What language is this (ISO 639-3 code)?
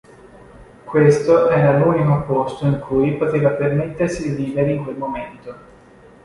ita